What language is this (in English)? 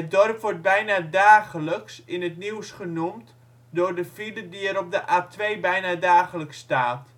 Dutch